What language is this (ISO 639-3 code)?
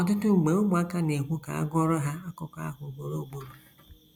ibo